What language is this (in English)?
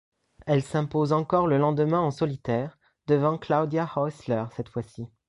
French